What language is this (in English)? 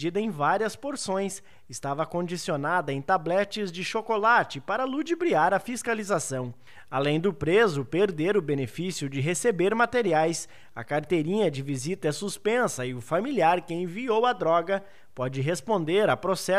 Portuguese